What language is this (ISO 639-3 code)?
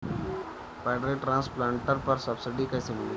bho